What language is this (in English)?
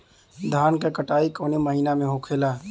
Bhojpuri